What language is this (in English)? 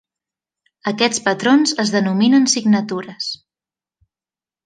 Catalan